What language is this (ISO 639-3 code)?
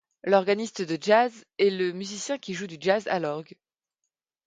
fra